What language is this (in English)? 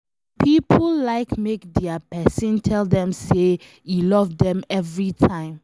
Nigerian Pidgin